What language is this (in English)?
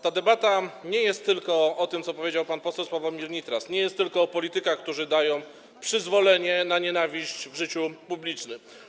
Polish